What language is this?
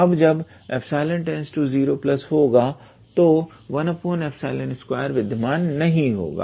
Hindi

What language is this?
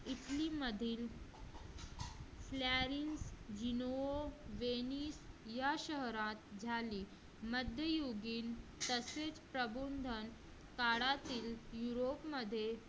Marathi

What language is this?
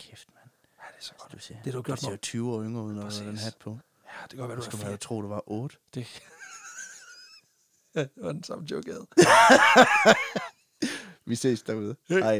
Danish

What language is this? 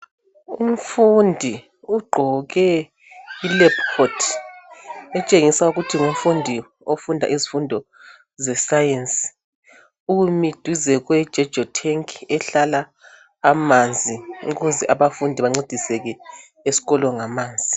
North Ndebele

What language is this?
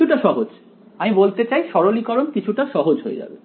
Bangla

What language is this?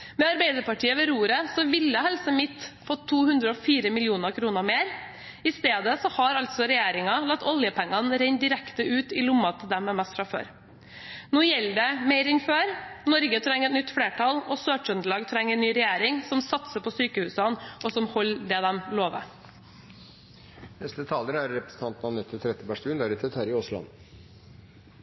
Norwegian Bokmål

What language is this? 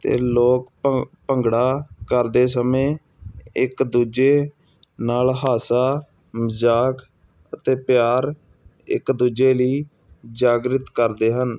Punjabi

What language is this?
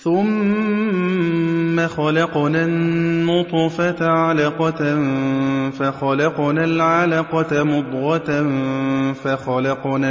Arabic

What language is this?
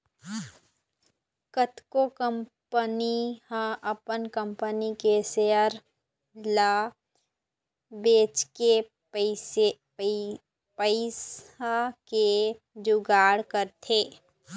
Chhattisgarhi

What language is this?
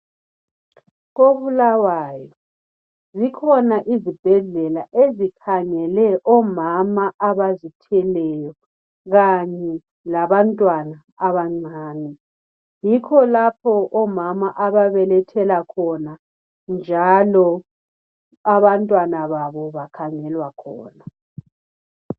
North Ndebele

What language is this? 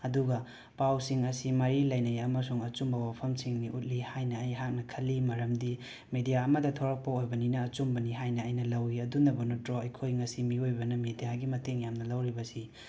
Manipuri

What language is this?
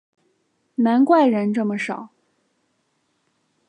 Chinese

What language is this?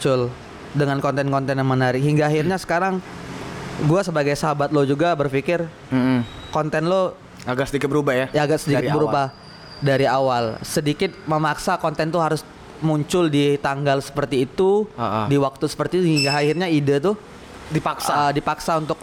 Indonesian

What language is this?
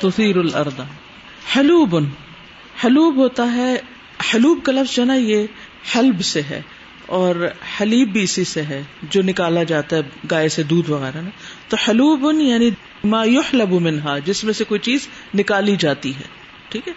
Urdu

